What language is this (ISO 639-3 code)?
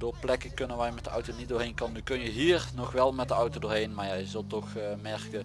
nld